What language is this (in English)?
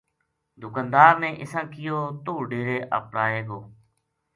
Gujari